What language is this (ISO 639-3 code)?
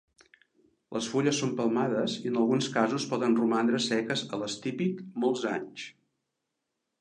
cat